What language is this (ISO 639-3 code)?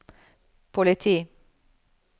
nor